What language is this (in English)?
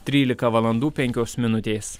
Lithuanian